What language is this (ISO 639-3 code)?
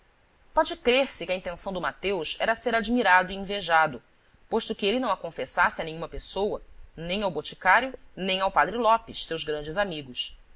por